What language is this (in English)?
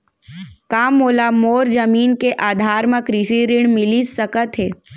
Chhattisgarhi